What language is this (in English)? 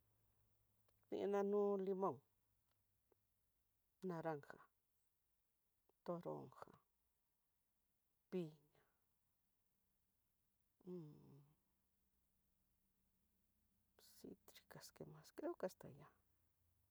Tidaá Mixtec